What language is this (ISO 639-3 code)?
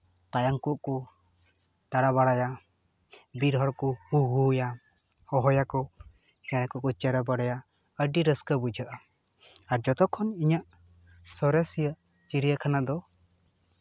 sat